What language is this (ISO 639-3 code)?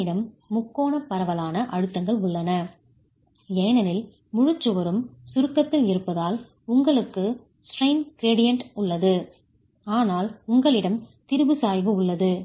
tam